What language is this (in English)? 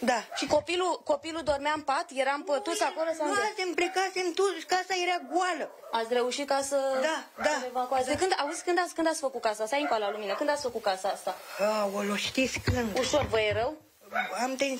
Romanian